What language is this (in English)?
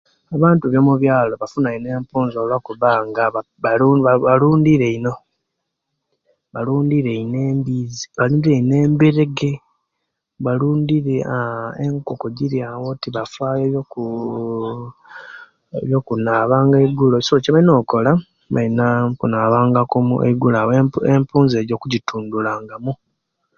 Kenyi